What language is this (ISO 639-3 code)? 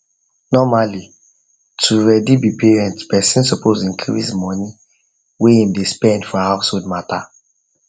pcm